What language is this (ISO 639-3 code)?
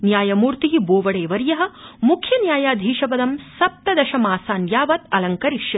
san